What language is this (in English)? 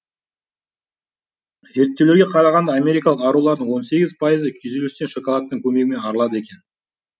Kazakh